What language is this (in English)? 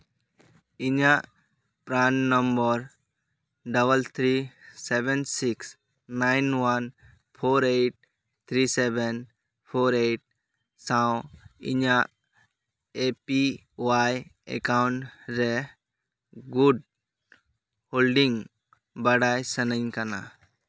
Santali